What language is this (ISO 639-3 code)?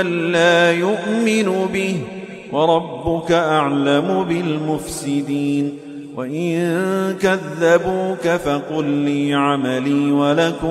ara